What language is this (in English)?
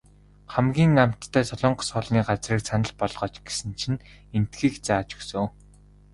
Mongolian